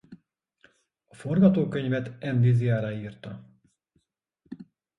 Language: Hungarian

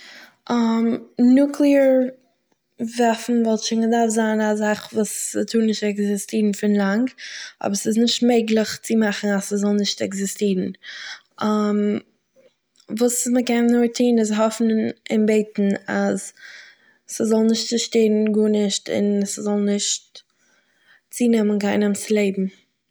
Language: Yiddish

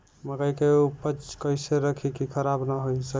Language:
Bhojpuri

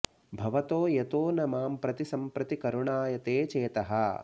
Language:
Sanskrit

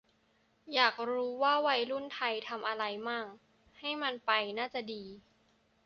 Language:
Thai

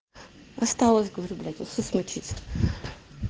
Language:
Russian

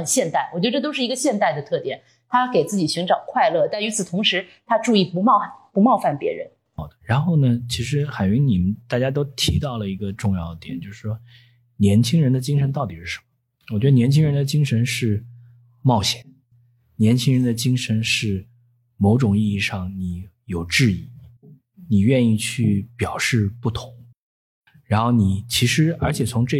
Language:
Chinese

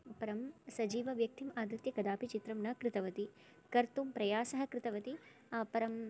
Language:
Sanskrit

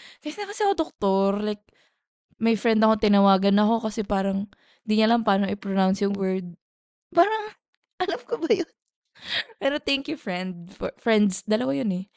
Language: Filipino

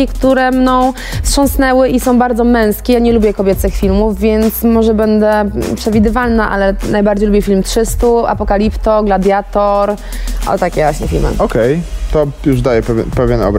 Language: Polish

